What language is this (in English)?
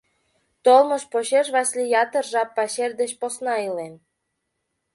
Mari